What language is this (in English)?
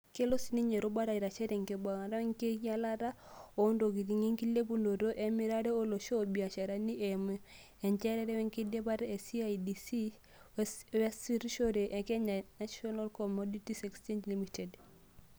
Masai